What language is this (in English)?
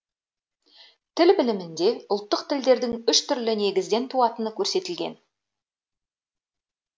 Kazakh